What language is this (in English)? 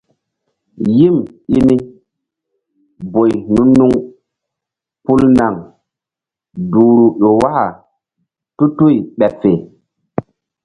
Mbum